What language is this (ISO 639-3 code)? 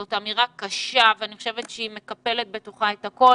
heb